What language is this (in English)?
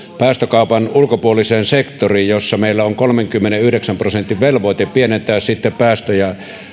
Finnish